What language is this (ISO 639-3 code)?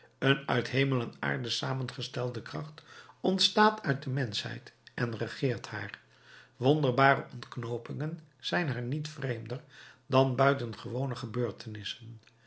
nld